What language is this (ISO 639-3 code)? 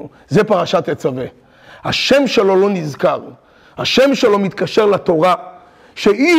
heb